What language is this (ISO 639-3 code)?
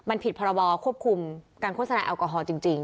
tha